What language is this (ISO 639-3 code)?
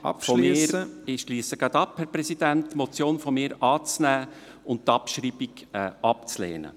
gsw